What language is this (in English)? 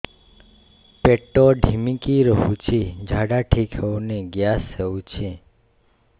Odia